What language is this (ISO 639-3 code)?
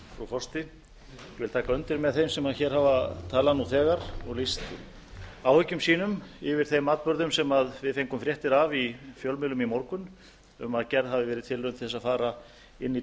isl